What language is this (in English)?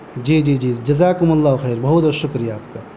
Urdu